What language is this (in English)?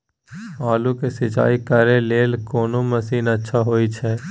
Maithili